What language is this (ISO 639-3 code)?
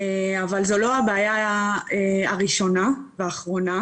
heb